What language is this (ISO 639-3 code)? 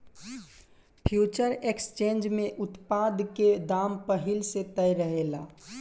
bho